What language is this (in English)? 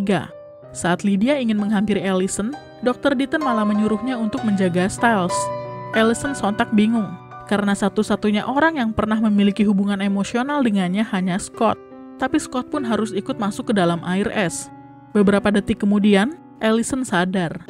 Indonesian